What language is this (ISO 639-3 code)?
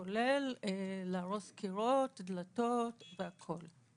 heb